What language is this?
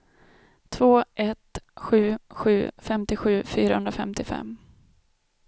Swedish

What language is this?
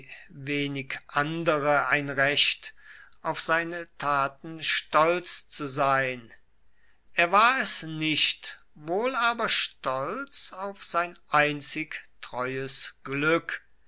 German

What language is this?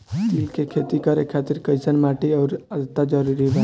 Bhojpuri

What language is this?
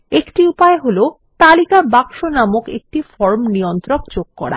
Bangla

